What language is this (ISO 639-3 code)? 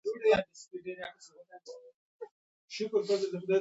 pus